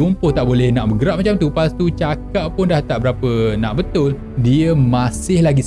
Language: Malay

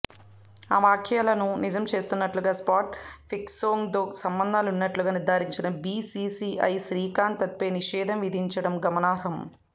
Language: Telugu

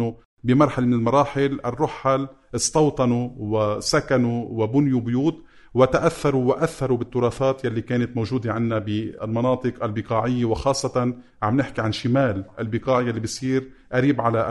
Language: Arabic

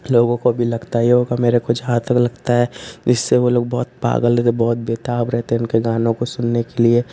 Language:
Hindi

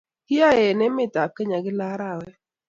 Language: Kalenjin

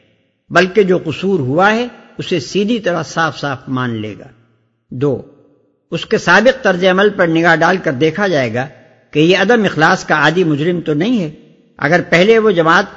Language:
Urdu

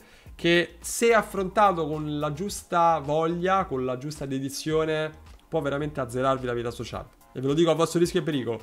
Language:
Italian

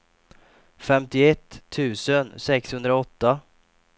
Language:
Swedish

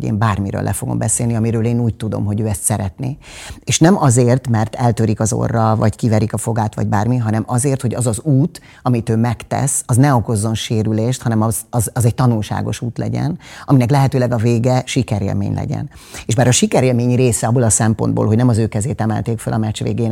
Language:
Hungarian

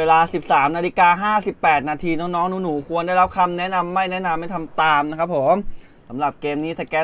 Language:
Thai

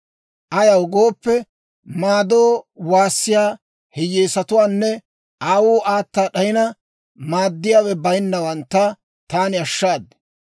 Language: Dawro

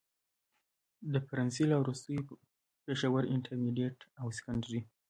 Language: Pashto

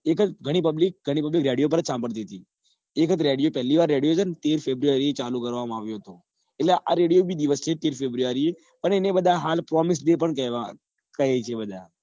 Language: Gujarati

